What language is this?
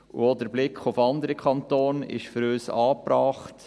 Swiss German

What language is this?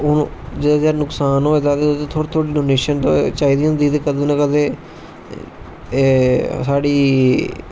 Dogri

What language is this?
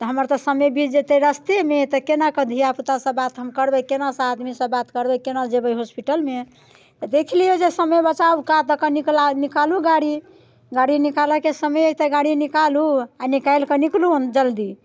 Maithili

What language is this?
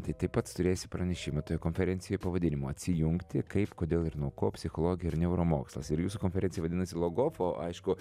Lithuanian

